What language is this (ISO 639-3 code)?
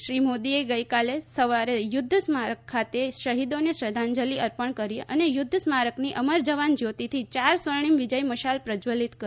guj